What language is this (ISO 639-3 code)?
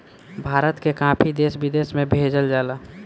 bho